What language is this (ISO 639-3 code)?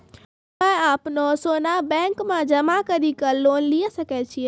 mai